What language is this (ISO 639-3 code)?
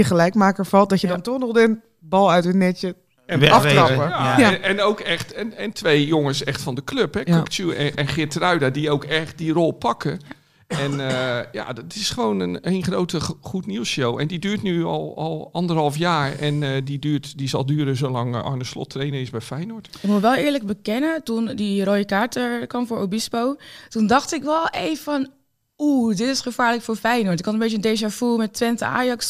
nld